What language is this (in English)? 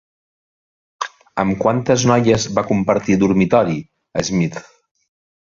Catalan